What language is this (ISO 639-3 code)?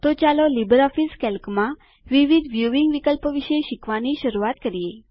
guj